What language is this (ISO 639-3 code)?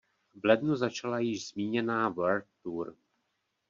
ces